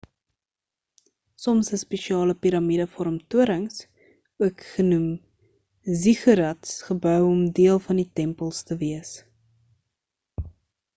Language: Afrikaans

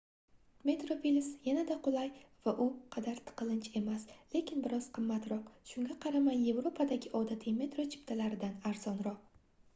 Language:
Uzbek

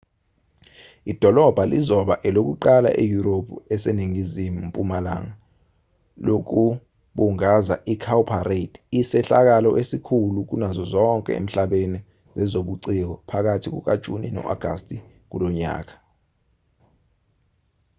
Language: Zulu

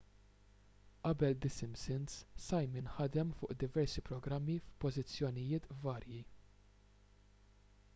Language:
Maltese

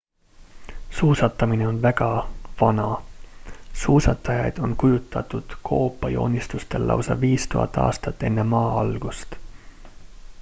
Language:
Estonian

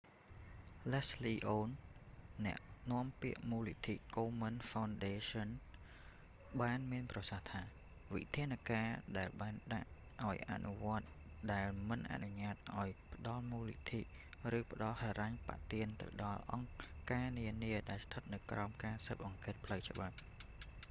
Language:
Khmer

